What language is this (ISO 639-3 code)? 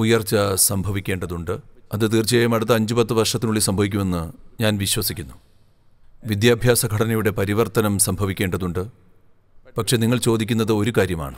mal